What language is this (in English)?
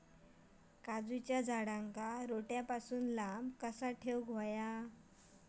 Marathi